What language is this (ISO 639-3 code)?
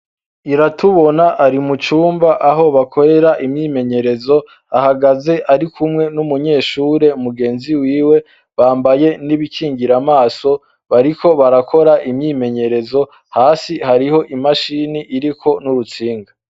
run